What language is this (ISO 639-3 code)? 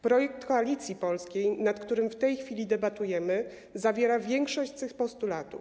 pol